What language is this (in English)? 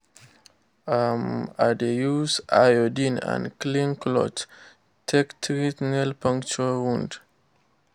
Nigerian Pidgin